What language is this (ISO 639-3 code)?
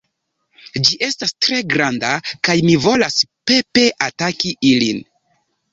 epo